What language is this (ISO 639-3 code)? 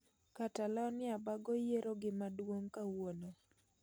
luo